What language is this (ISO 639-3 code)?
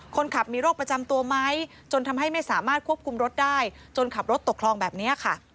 tha